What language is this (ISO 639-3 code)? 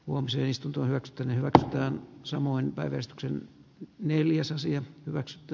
fin